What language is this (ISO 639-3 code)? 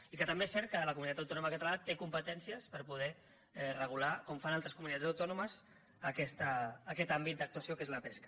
cat